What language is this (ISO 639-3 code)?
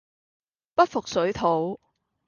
yue